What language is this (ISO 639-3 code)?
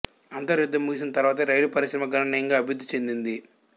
tel